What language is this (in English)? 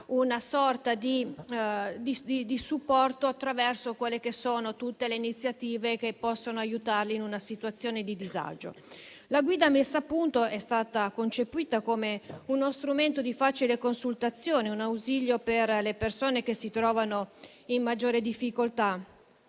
Italian